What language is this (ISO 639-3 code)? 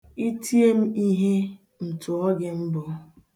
ibo